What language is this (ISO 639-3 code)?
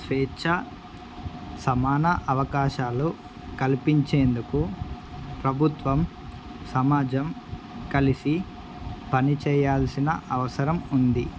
tel